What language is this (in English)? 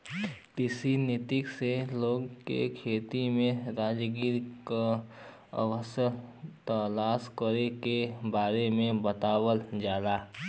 Bhojpuri